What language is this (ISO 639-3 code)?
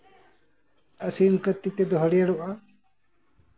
sat